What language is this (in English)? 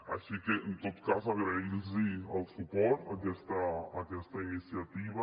Catalan